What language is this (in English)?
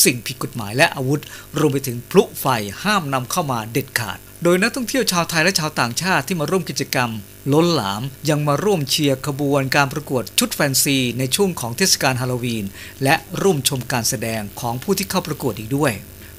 Thai